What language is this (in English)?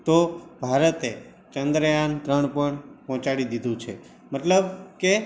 Gujarati